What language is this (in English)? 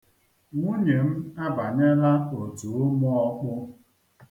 Igbo